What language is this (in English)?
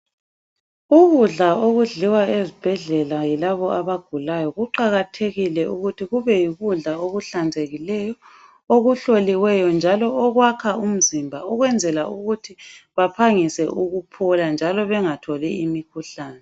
North Ndebele